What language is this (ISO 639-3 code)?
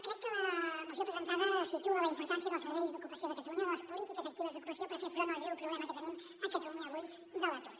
cat